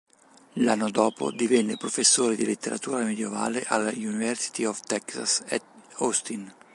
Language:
Italian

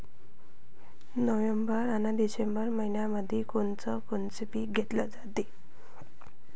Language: Marathi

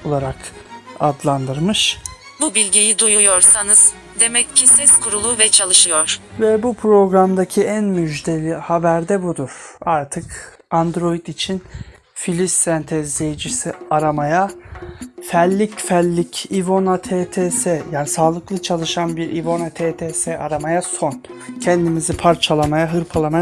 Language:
Turkish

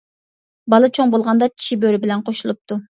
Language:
Uyghur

